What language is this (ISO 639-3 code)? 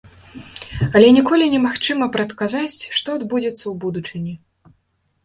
bel